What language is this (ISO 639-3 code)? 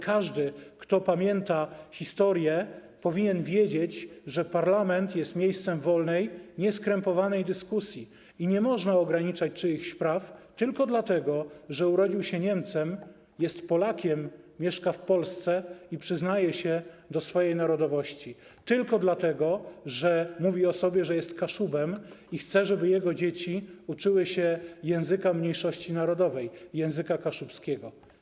pol